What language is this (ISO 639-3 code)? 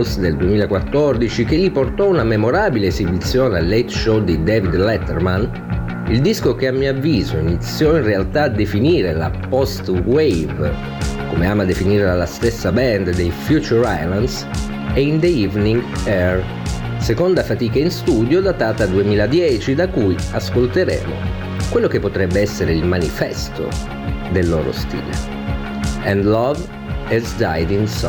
ita